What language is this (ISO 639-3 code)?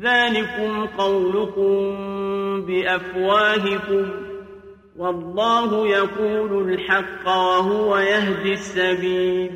ara